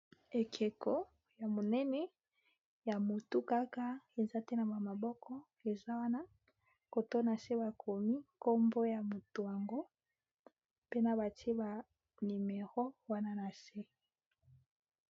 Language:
Lingala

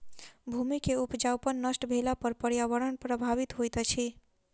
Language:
Maithili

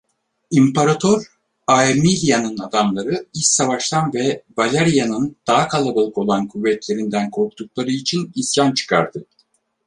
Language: Turkish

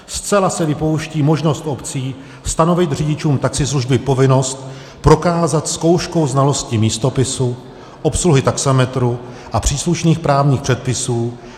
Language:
Czech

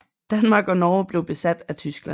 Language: Danish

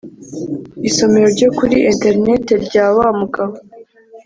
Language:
Kinyarwanda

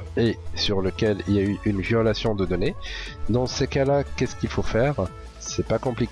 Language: French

